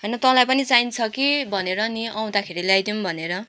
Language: Nepali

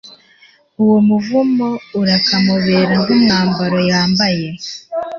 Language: Kinyarwanda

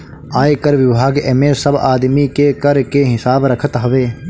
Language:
Bhojpuri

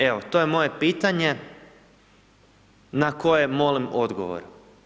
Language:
Croatian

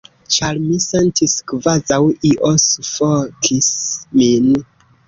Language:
Esperanto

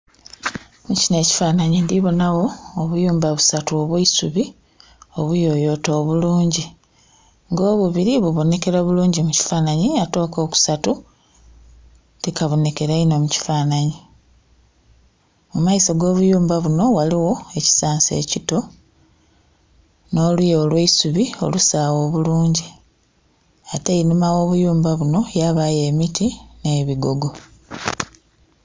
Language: Soga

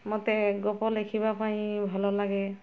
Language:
Odia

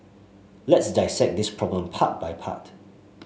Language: English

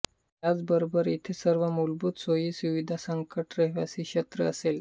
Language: Marathi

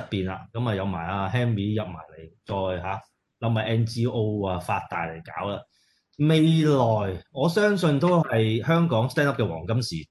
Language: Chinese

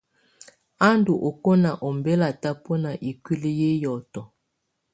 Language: Tunen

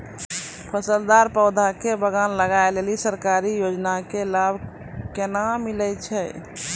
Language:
Maithili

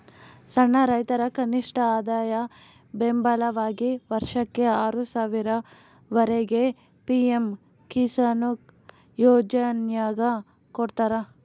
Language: Kannada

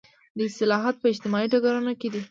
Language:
Pashto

